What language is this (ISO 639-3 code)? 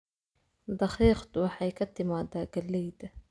som